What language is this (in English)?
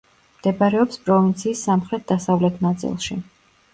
Georgian